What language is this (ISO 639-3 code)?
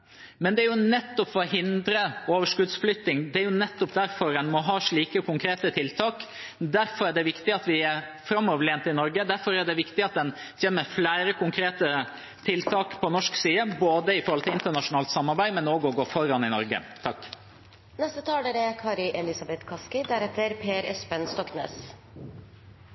nob